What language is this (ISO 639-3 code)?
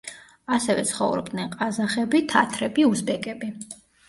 kat